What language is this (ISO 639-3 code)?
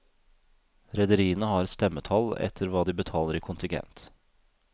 nor